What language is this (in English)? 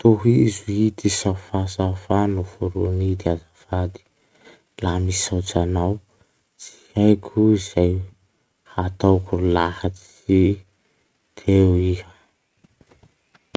Masikoro Malagasy